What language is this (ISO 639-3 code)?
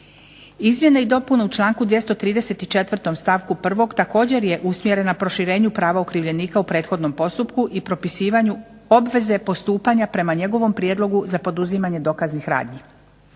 hrv